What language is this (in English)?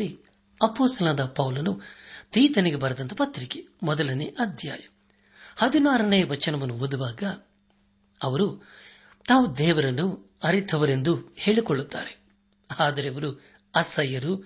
Kannada